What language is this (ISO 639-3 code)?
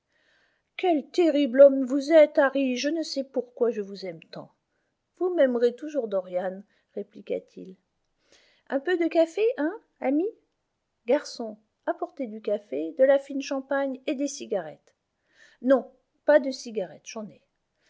fra